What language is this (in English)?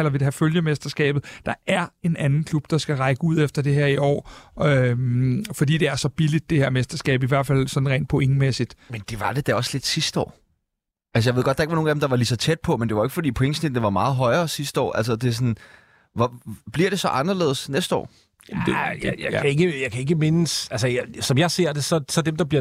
Danish